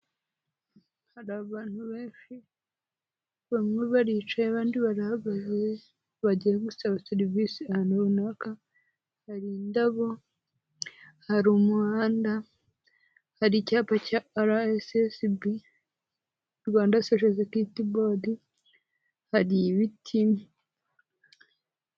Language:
Kinyarwanda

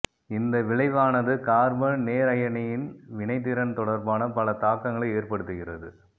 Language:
Tamil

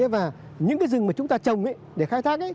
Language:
Vietnamese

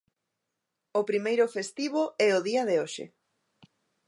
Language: Galician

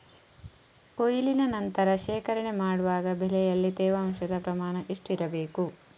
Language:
Kannada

